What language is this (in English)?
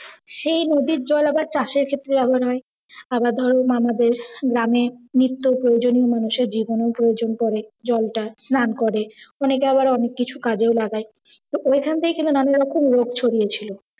Bangla